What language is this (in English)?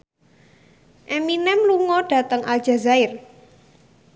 Javanese